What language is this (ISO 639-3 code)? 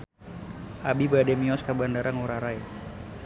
sun